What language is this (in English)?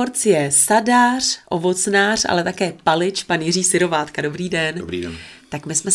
Czech